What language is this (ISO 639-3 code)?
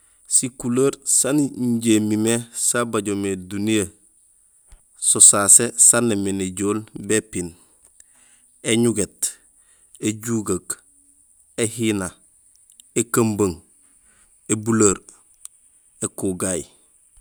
gsl